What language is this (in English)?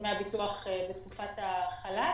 Hebrew